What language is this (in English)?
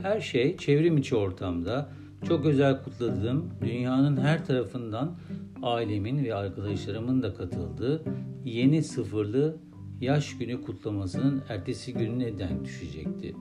Turkish